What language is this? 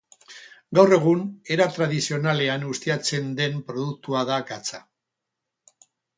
Basque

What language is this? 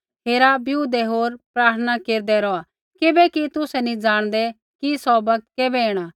Kullu Pahari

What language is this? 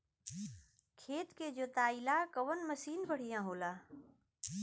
Bhojpuri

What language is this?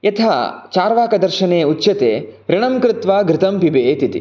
Sanskrit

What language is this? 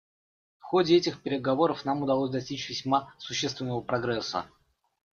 Russian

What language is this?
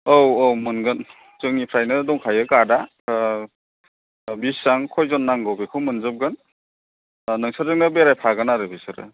Bodo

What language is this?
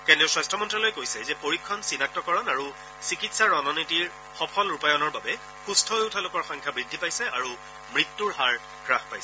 Assamese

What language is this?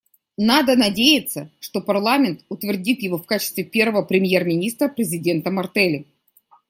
Russian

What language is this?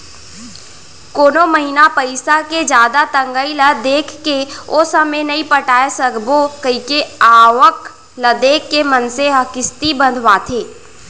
Chhattisgarhi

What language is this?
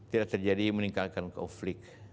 Indonesian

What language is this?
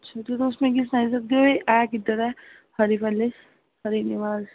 Dogri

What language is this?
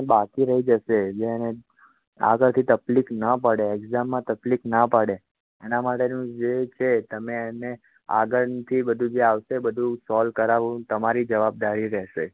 Gujarati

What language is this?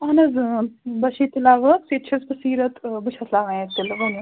Kashmiri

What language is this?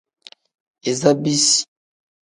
Tem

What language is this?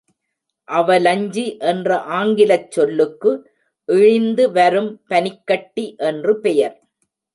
Tamil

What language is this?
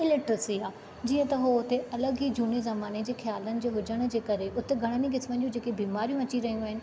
Sindhi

